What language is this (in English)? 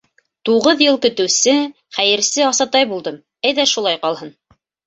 Bashkir